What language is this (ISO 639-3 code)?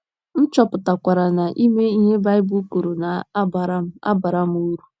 ibo